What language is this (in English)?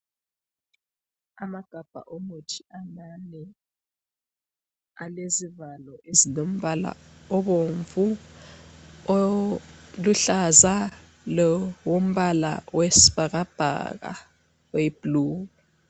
North Ndebele